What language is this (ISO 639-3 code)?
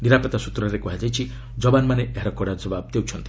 ori